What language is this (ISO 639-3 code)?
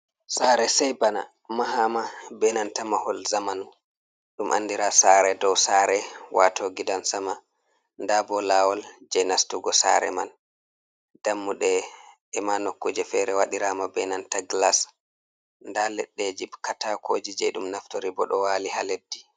ful